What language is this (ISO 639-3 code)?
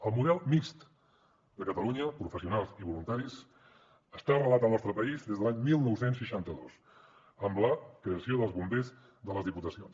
cat